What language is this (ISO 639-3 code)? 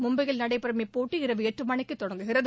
tam